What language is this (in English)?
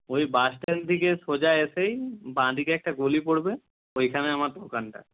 Bangla